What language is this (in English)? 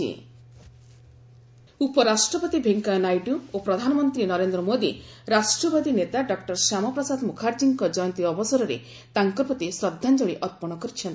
Odia